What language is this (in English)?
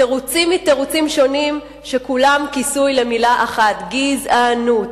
Hebrew